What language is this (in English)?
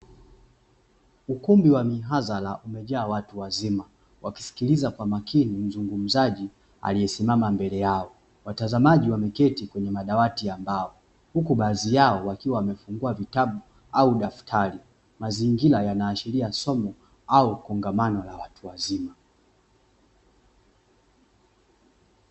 Swahili